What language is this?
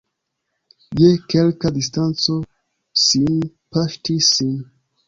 Esperanto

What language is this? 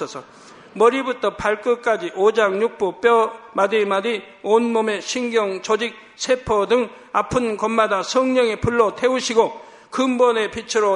Korean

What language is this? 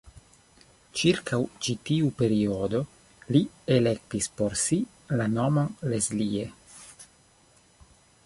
Esperanto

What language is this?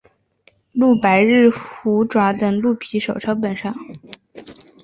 Chinese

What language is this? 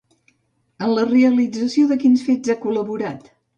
Catalan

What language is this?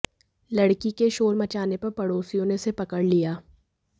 Hindi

